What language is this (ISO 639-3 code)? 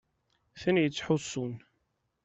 kab